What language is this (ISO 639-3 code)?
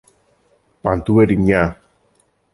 ell